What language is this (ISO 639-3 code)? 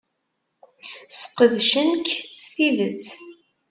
kab